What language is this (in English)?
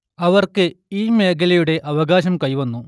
Malayalam